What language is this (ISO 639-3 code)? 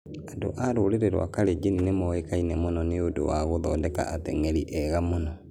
kik